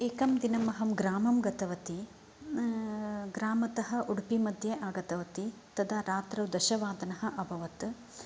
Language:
Sanskrit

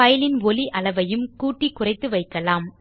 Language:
Tamil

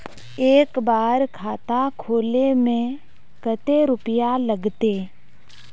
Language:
Magahi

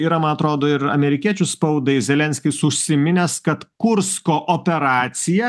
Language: Lithuanian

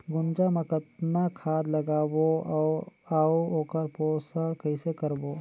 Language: Chhattisgarhi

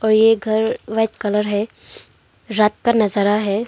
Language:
Hindi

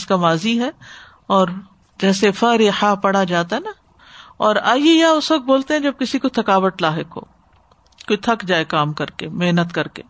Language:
Urdu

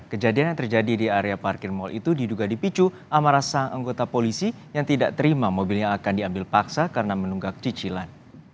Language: Indonesian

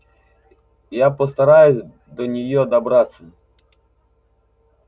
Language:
Russian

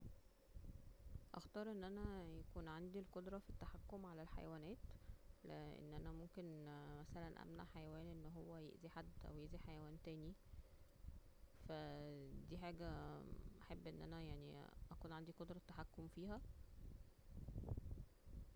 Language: Egyptian Arabic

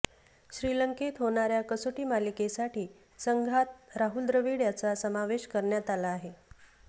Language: Marathi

